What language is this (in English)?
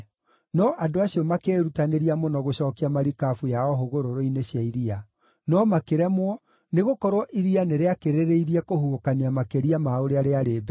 Kikuyu